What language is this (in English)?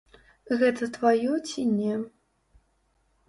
Belarusian